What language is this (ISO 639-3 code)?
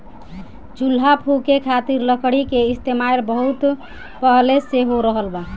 bho